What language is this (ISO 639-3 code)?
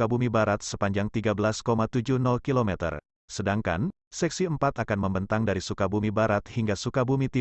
ind